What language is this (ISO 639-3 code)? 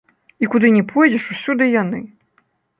bel